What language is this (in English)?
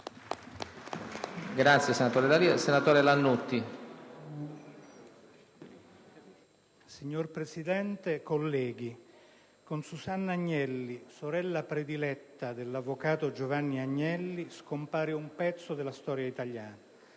Italian